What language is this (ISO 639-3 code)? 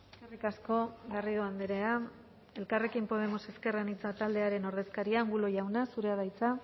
eus